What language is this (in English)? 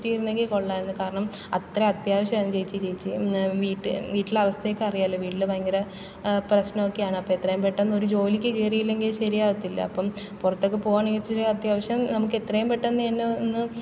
Malayalam